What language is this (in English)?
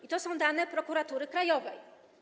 Polish